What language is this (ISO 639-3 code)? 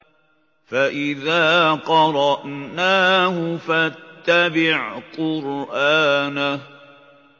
ara